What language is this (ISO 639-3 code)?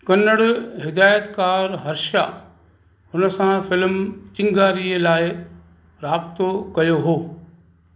snd